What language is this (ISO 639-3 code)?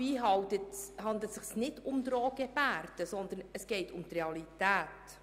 gsw